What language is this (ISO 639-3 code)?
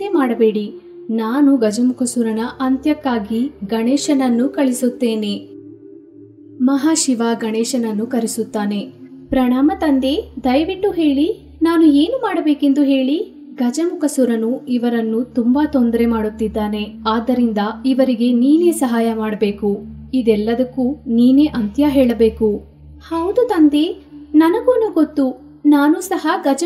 hin